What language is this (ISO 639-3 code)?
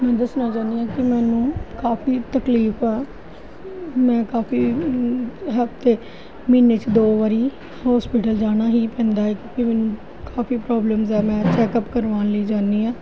pan